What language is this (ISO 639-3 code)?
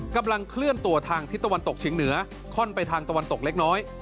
tha